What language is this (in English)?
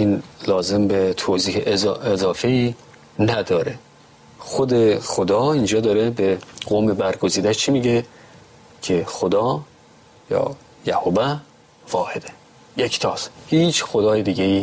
Persian